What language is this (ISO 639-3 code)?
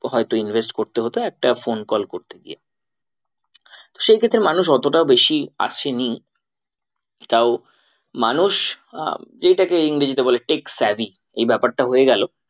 ben